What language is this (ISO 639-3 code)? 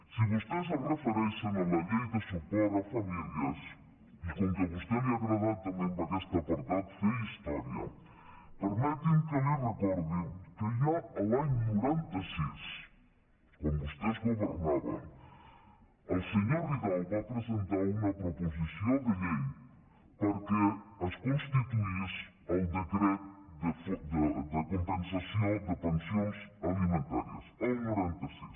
cat